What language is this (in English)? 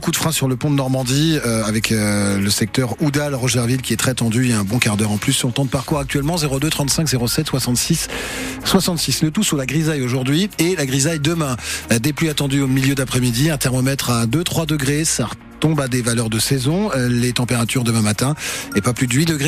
French